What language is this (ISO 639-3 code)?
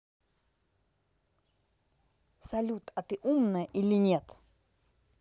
rus